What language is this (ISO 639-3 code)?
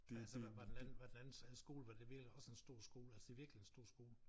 dan